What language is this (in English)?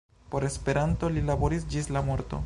Esperanto